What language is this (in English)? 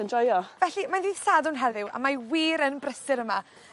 Welsh